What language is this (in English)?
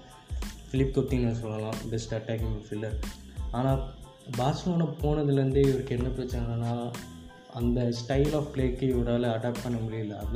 Tamil